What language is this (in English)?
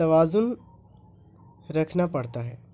Urdu